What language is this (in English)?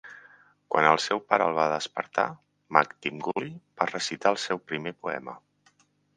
Catalan